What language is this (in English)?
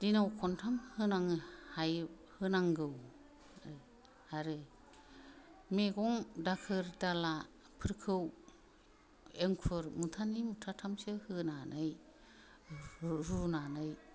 Bodo